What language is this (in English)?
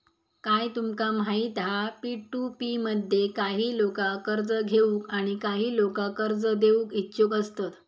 Marathi